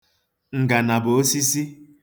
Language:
Igbo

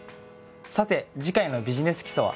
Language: Japanese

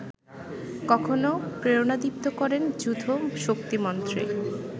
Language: Bangla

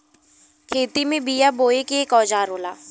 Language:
Bhojpuri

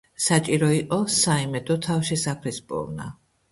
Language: Georgian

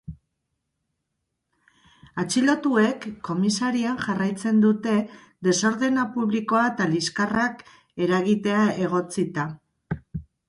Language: Basque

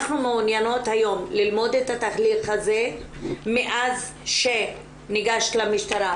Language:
Hebrew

